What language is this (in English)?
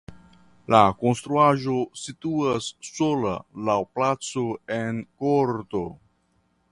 Esperanto